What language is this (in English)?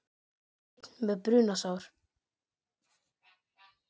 Icelandic